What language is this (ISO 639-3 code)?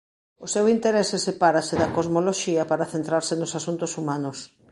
glg